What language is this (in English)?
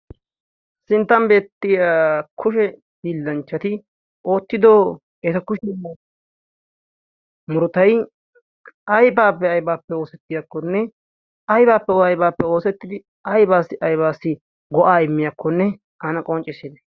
Wolaytta